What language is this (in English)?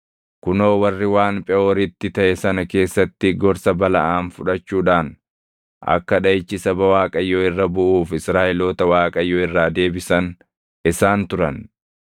Oromo